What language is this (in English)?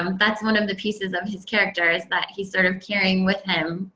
English